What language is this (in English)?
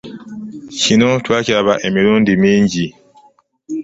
Ganda